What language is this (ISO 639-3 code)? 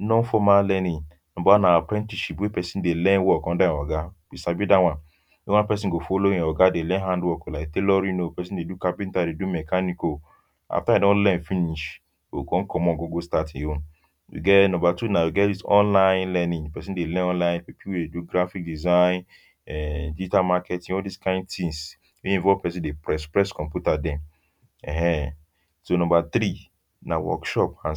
pcm